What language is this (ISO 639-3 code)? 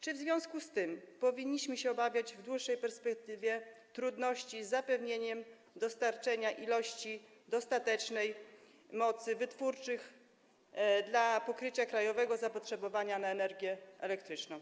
pol